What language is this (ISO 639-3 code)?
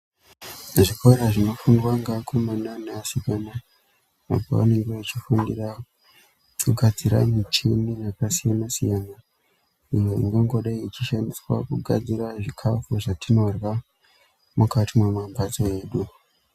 ndc